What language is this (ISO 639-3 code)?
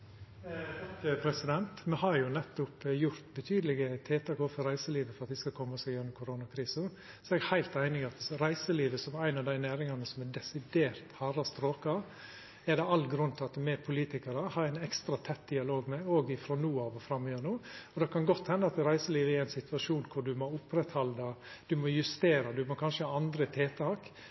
nno